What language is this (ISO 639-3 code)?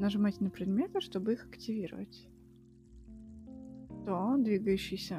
rus